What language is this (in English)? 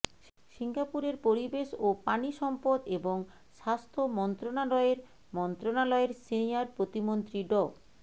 Bangla